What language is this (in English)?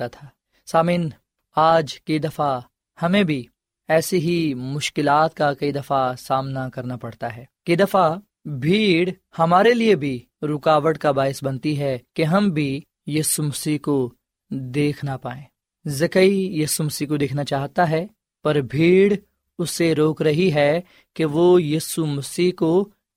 Urdu